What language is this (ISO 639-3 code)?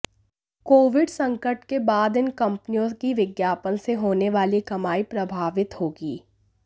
hin